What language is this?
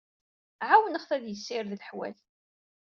Kabyle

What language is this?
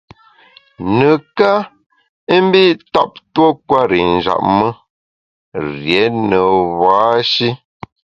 Bamun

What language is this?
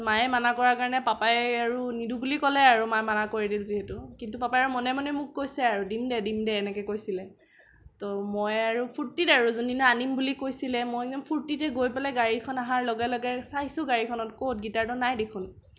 Assamese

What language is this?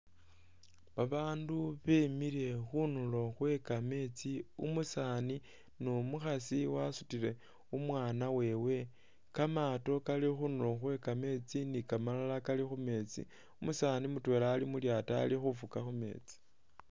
Masaaba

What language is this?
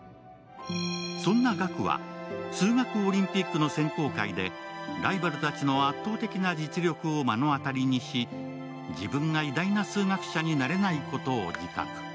Japanese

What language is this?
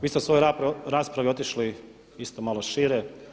Croatian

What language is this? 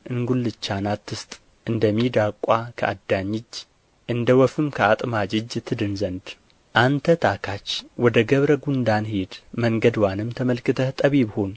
Amharic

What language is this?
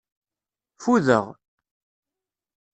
Kabyle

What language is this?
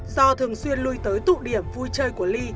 Vietnamese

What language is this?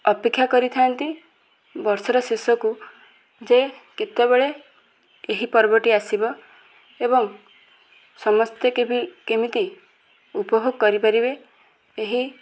Odia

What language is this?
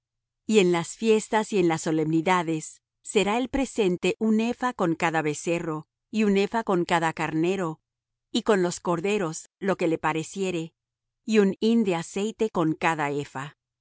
Spanish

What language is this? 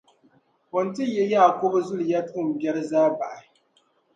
Dagbani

